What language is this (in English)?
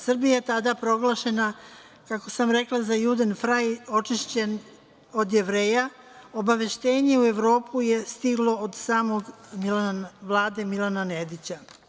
Serbian